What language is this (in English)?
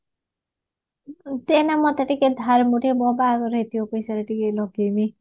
Odia